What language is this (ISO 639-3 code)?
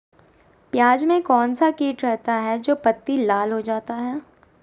mag